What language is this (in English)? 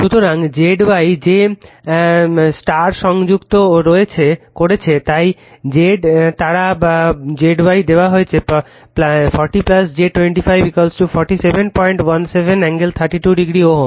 Bangla